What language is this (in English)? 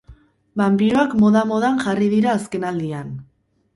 Basque